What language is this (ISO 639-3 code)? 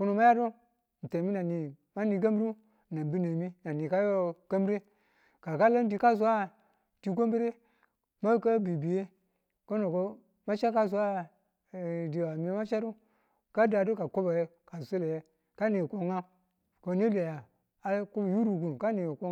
tul